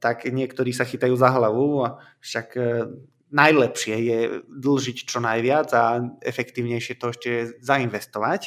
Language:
Slovak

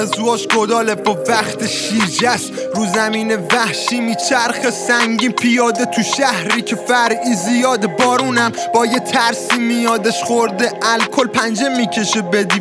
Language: Persian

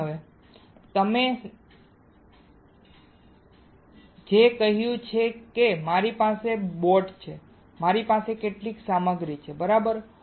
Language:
Gujarati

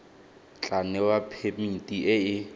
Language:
Tswana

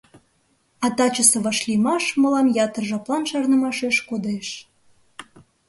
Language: Mari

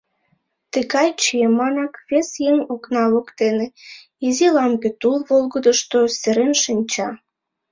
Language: Mari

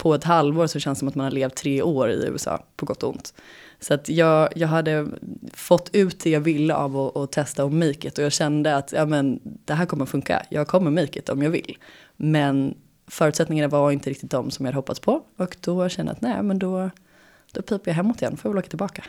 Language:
Swedish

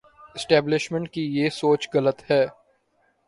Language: Urdu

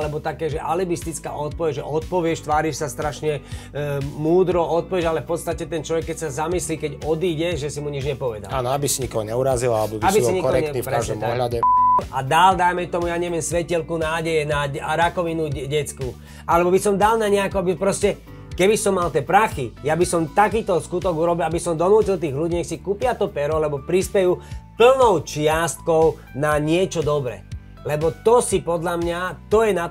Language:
Slovak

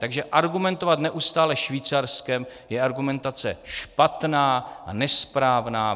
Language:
Czech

